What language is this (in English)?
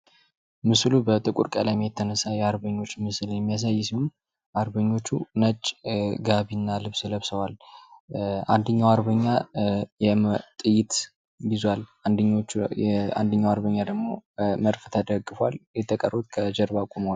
Amharic